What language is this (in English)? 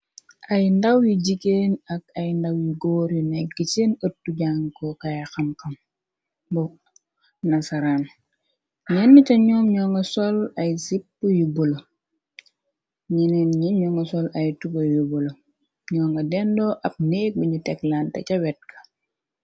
Wolof